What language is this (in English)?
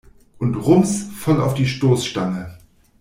German